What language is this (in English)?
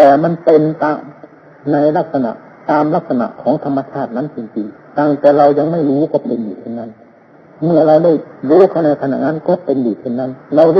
Thai